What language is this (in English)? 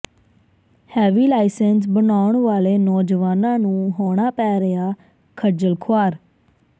Punjabi